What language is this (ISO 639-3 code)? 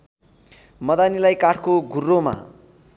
nep